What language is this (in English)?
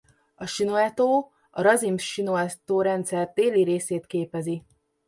Hungarian